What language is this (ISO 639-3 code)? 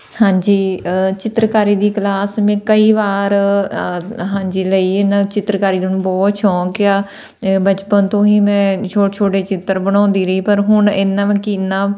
pan